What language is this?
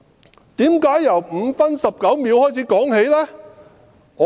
Cantonese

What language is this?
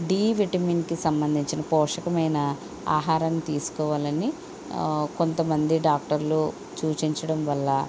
Telugu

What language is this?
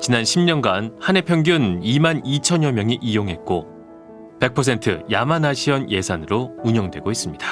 Korean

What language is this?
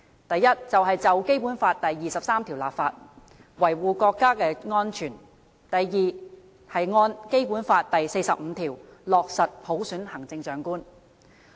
Cantonese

